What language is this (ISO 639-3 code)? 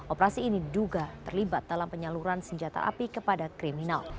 ind